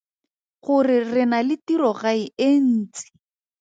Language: Tswana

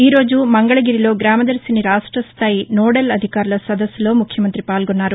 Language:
Telugu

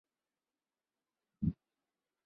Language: Chinese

